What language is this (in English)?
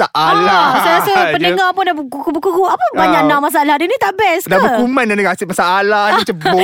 Malay